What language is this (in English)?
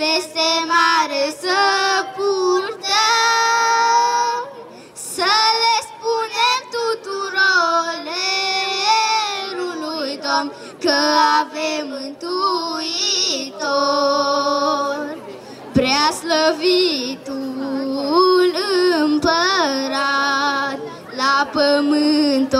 Romanian